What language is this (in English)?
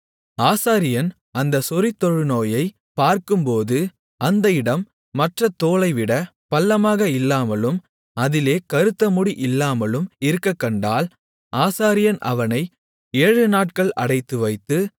Tamil